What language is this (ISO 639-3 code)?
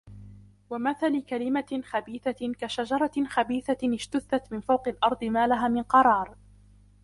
ara